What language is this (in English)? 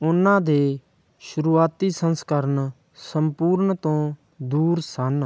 Punjabi